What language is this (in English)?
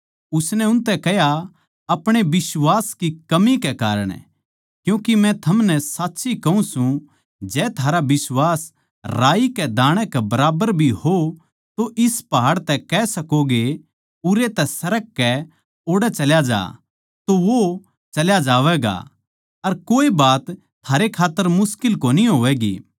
Haryanvi